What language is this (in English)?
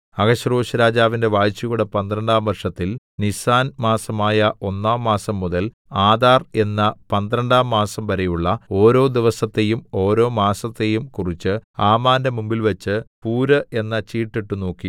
Malayalam